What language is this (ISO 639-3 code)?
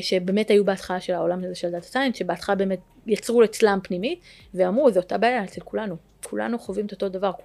heb